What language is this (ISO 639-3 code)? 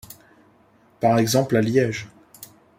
fra